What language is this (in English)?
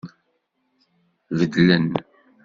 Kabyle